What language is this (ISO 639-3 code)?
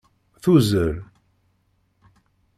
kab